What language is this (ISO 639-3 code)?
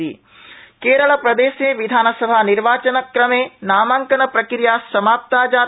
san